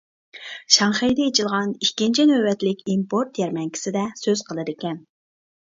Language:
Uyghur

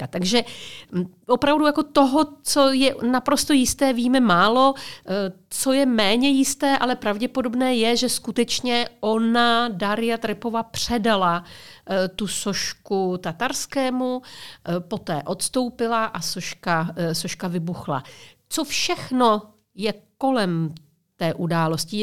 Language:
Czech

